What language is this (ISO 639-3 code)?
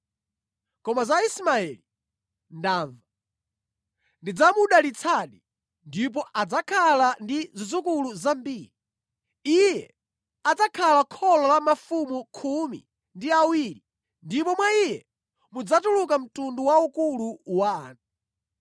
nya